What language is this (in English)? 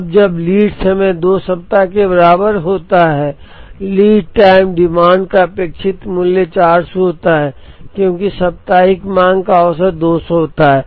Hindi